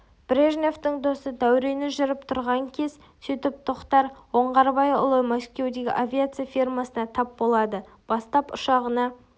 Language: Kazakh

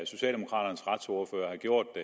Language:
Danish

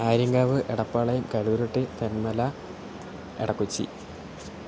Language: Malayalam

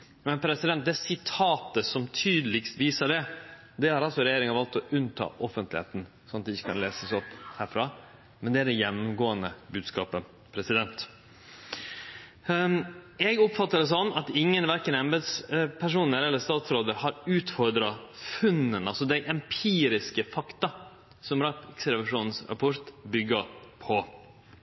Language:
Norwegian Nynorsk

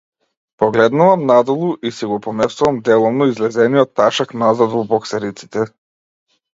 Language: Macedonian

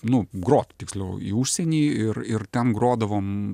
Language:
Lithuanian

